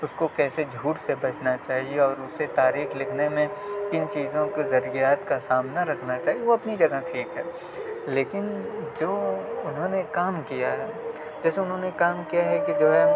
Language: Urdu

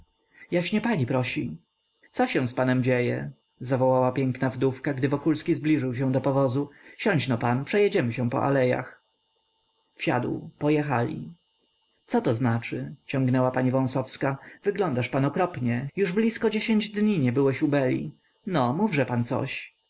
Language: Polish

